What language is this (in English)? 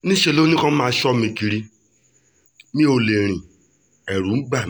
Yoruba